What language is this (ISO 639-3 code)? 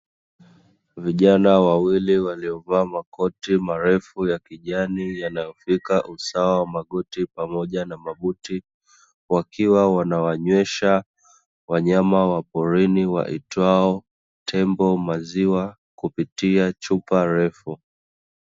swa